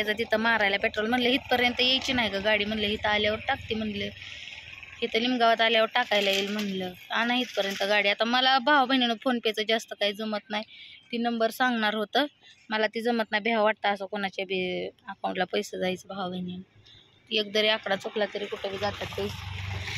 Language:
Marathi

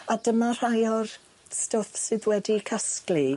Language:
Welsh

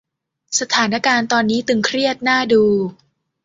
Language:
Thai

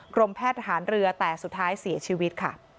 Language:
Thai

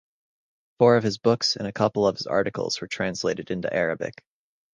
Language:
English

